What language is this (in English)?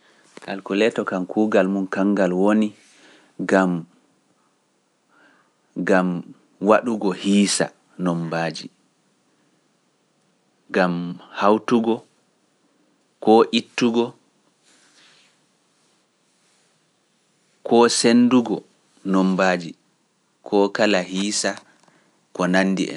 Pular